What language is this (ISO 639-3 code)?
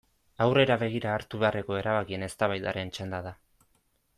eus